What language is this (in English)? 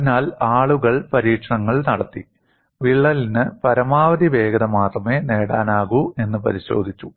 Malayalam